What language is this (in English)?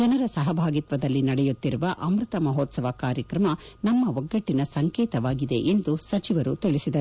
Kannada